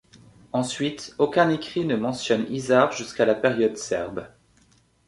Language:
French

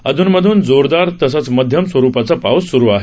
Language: Marathi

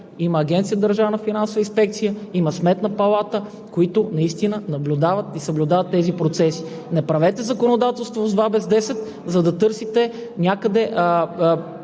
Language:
Bulgarian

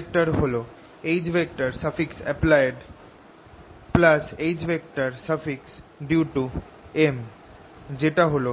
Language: Bangla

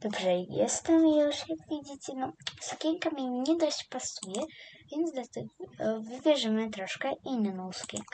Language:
Polish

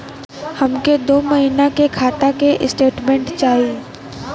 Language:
Bhojpuri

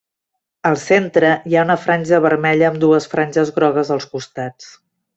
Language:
Catalan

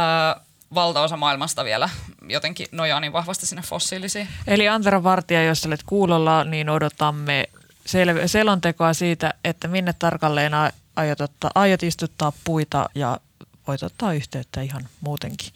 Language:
Finnish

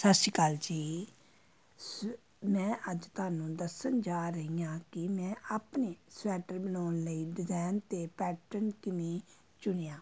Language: Punjabi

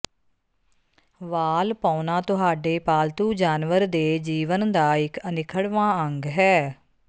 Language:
Punjabi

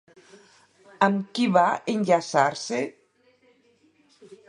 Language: Catalan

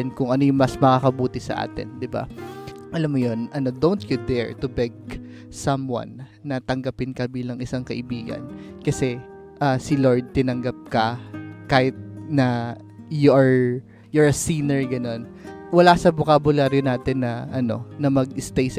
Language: Filipino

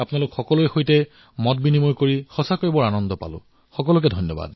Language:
Assamese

